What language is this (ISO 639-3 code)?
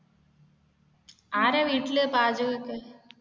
mal